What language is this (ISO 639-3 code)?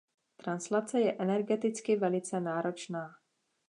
ces